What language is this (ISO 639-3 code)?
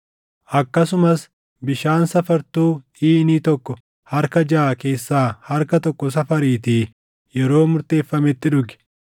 orm